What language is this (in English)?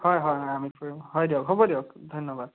Assamese